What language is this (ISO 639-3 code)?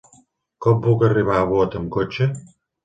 cat